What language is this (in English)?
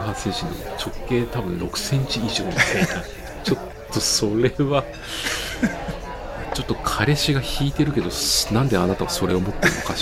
Japanese